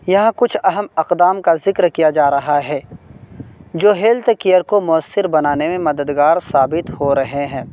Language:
Urdu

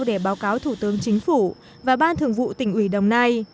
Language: Vietnamese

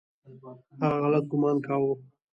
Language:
Pashto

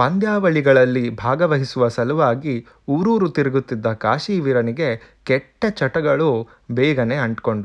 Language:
Kannada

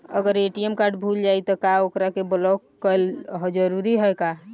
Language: Bhojpuri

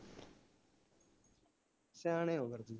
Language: Punjabi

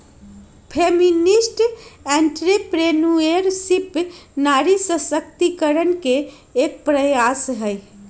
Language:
Magahi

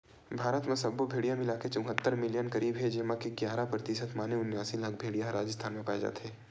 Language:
Chhattisgarhi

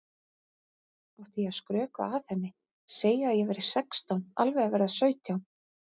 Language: Icelandic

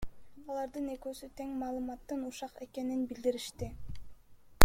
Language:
Kyrgyz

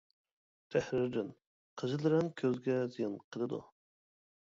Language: Uyghur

